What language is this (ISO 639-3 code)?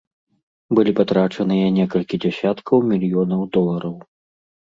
bel